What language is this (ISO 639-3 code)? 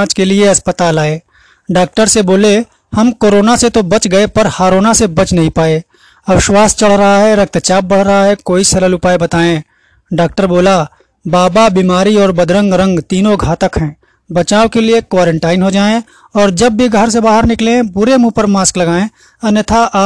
hin